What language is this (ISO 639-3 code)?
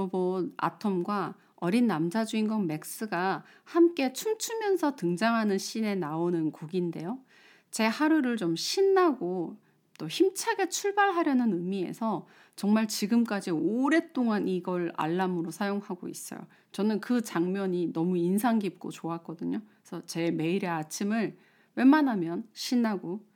kor